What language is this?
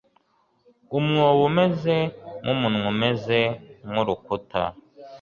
Kinyarwanda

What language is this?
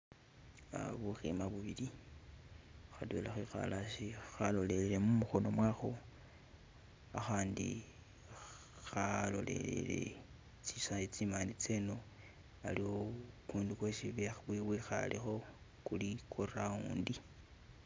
Masaaba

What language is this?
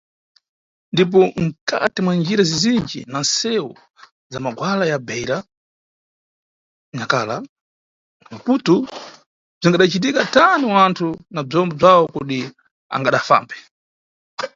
Nyungwe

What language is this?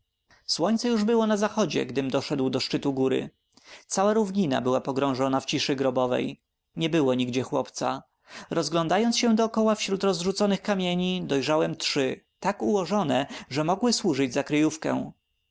Polish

